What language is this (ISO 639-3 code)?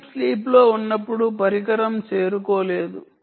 tel